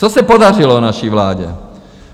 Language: Czech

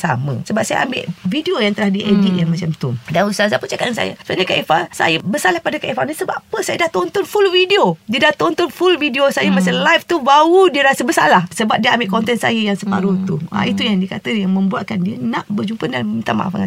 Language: Malay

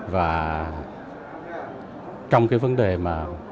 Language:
Vietnamese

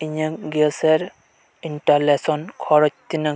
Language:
Santali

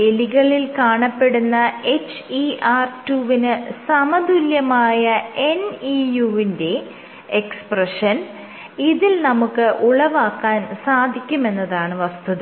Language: Malayalam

